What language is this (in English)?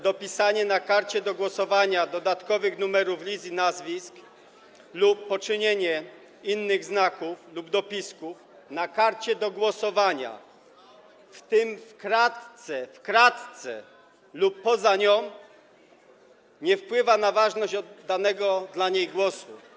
Polish